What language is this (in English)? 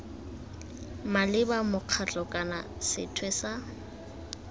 Tswana